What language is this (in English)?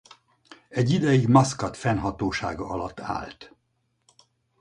Hungarian